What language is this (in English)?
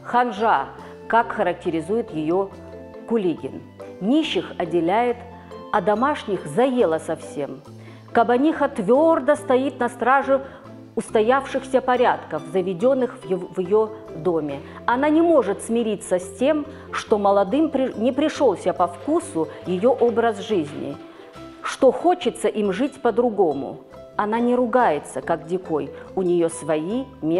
Russian